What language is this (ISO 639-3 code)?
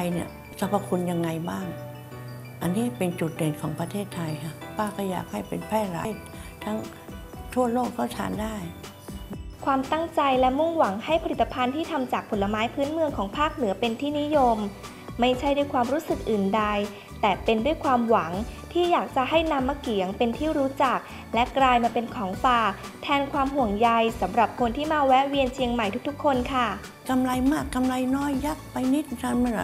tha